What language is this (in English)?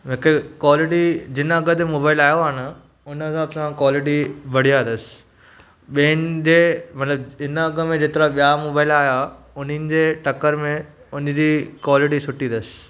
Sindhi